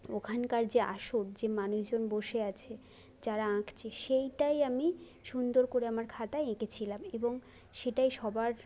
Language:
Bangla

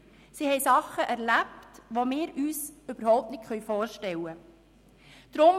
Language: Swiss German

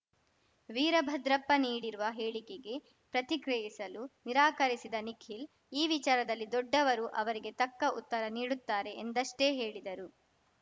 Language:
Kannada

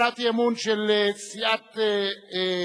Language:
Hebrew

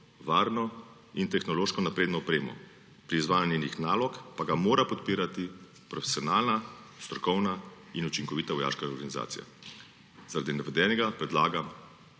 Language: Slovenian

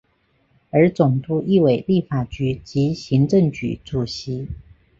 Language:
Chinese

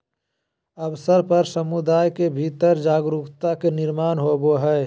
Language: Magahi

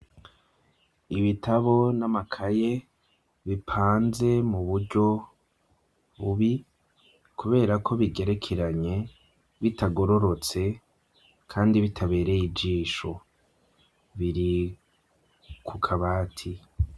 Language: Rundi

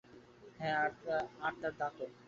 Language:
Bangla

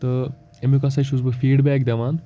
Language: Kashmiri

